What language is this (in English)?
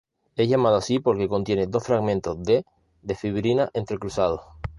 Spanish